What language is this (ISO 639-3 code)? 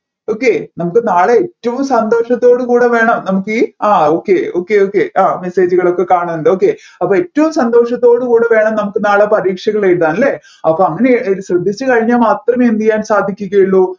mal